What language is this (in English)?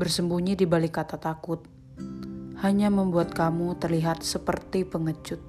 Indonesian